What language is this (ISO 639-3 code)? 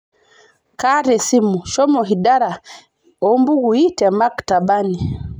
mas